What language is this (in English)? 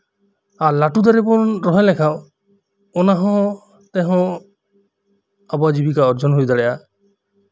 Santali